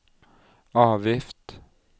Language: Norwegian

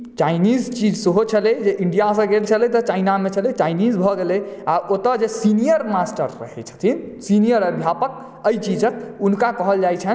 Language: Maithili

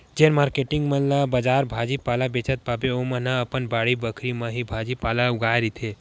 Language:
Chhattisgarhi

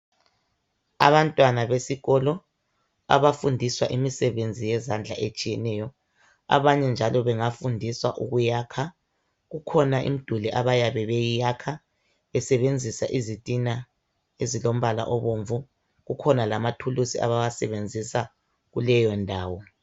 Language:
North Ndebele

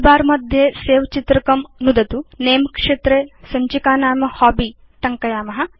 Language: Sanskrit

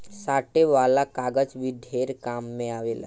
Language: Bhojpuri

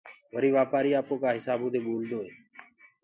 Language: Gurgula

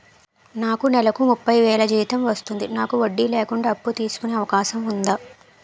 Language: Telugu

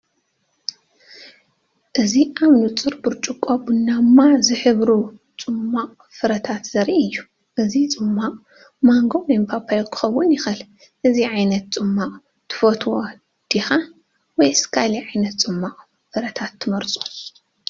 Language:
Tigrinya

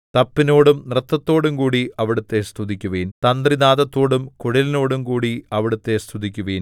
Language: Malayalam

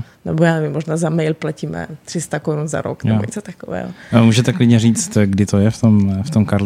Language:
Czech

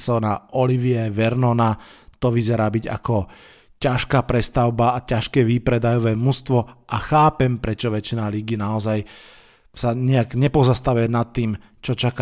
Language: Slovak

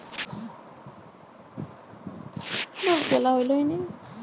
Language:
Bangla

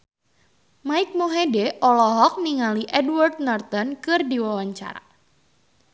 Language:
Sundanese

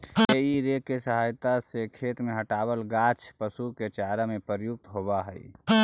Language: Magahi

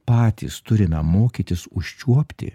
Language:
Lithuanian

